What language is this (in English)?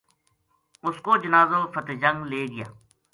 Gujari